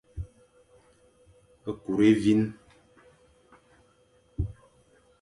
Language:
Fang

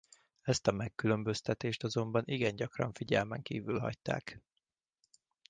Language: Hungarian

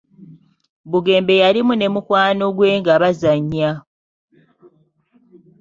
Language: Ganda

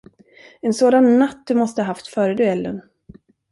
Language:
Swedish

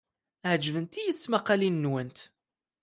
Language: Kabyle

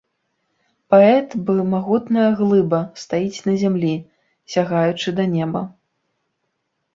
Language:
Belarusian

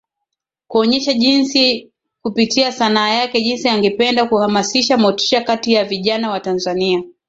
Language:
Swahili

